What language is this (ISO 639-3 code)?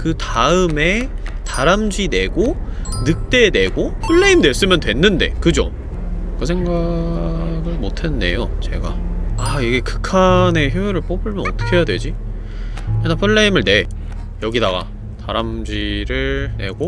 kor